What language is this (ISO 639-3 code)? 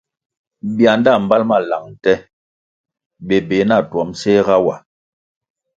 nmg